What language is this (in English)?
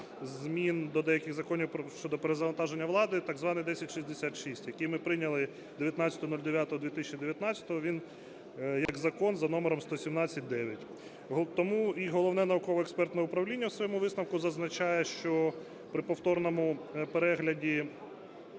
Ukrainian